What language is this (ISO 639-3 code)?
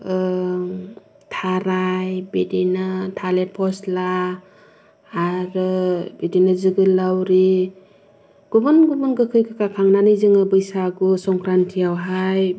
brx